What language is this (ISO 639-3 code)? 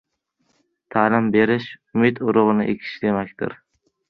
uzb